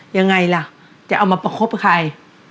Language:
Thai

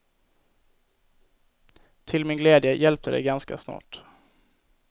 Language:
Swedish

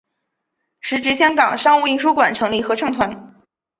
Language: Chinese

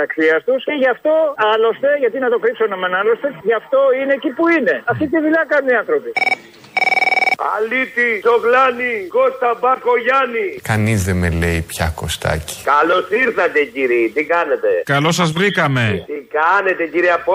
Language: Greek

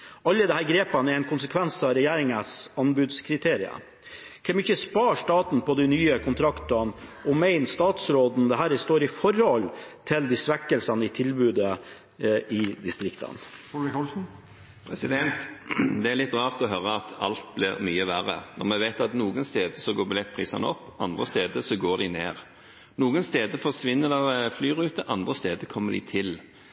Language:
Norwegian Bokmål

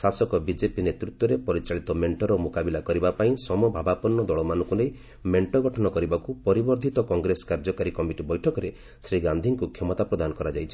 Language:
Odia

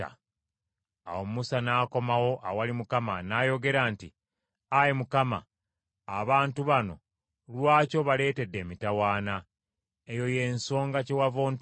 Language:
Ganda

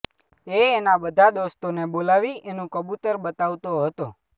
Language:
Gujarati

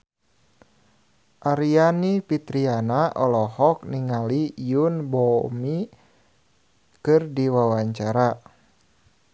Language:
Sundanese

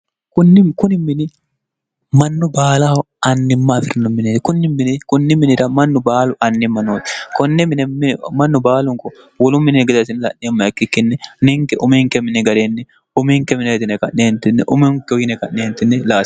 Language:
Sidamo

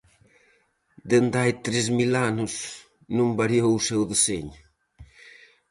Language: Galician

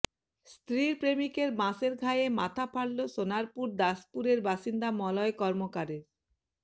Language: Bangla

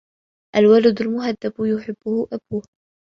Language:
Arabic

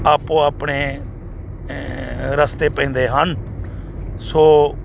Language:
Punjabi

